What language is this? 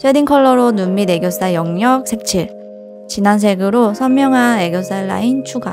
Korean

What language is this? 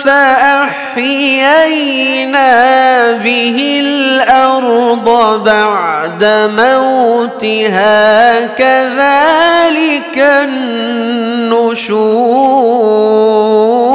Arabic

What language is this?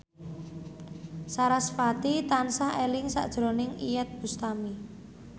Javanese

